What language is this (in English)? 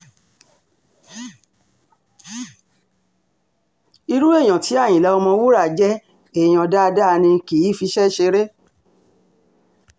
Yoruba